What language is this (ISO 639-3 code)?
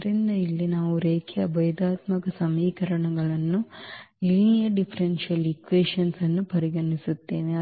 kan